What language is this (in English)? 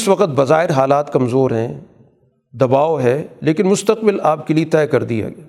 Urdu